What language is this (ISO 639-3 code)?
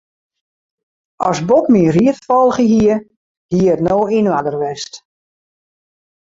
fry